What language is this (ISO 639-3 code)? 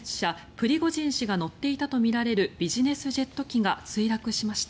jpn